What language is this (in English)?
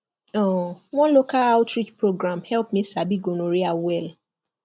Nigerian Pidgin